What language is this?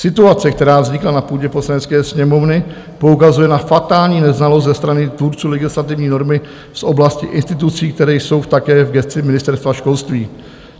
Czech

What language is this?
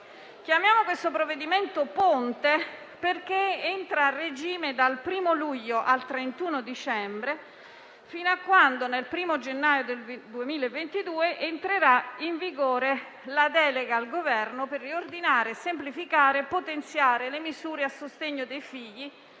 Italian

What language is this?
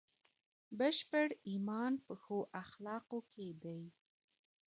Pashto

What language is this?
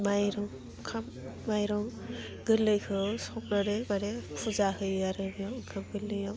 Bodo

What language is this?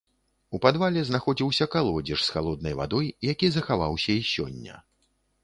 Belarusian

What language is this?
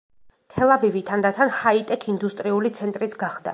Georgian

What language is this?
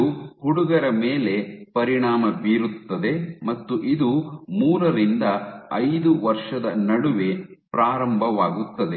Kannada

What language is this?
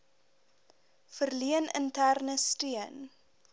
Afrikaans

